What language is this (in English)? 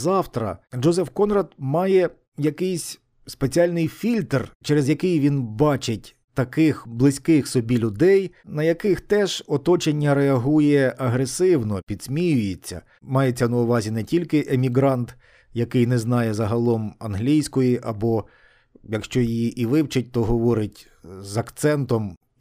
Ukrainian